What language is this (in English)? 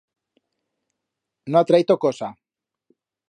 Aragonese